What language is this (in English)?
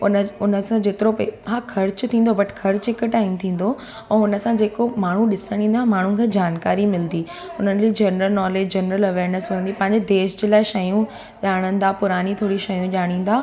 Sindhi